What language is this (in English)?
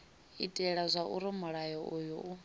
Venda